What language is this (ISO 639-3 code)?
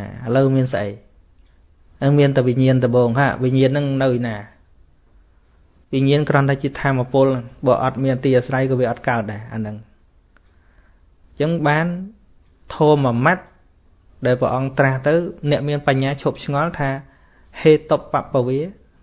vie